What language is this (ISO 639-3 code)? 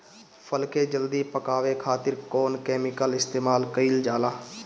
bho